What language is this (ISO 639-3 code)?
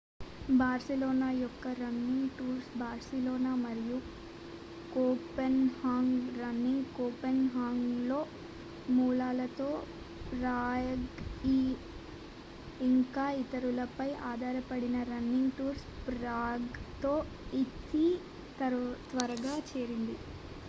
tel